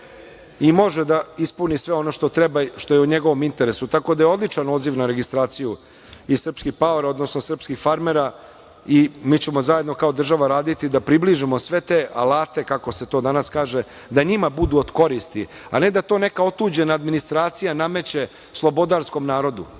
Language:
Serbian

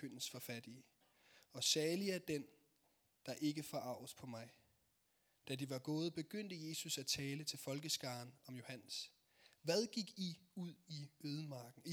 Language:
Danish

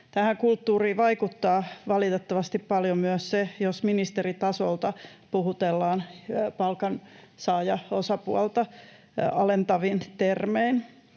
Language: Finnish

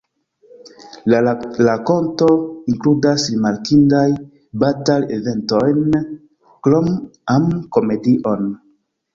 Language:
Esperanto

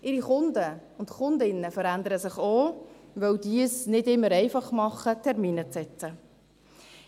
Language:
Swiss German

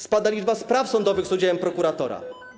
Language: Polish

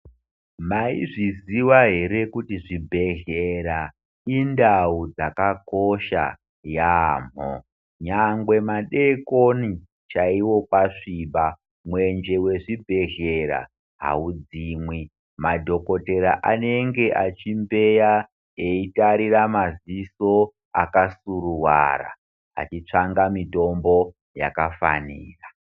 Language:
Ndau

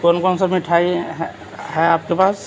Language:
Urdu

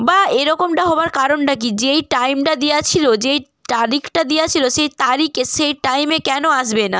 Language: Bangla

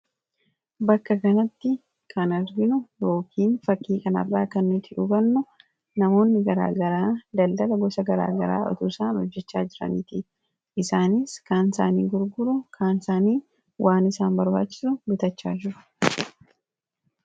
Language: Oromo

